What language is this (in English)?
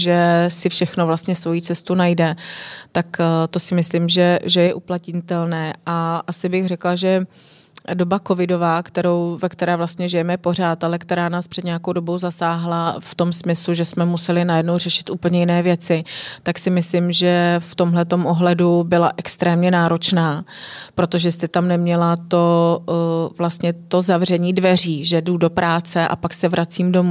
Czech